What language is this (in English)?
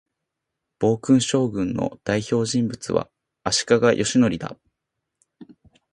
Japanese